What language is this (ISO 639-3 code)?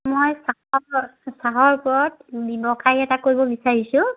asm